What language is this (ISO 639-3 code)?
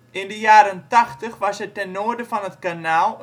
nld